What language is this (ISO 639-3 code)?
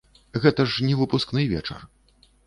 bel